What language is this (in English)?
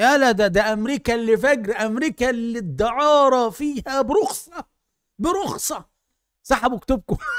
Arabic